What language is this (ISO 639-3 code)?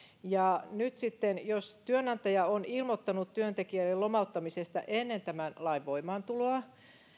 fin